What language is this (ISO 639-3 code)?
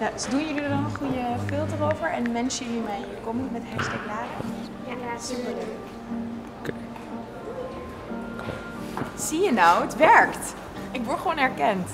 nld